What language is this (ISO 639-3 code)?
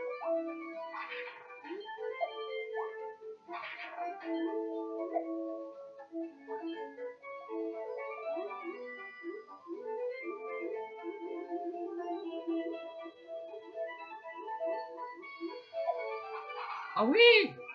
fra